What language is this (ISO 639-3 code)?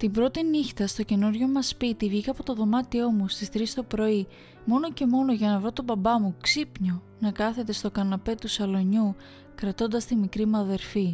ell